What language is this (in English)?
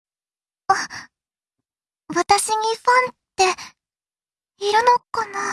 Japanese